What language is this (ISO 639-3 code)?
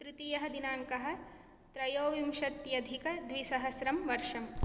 san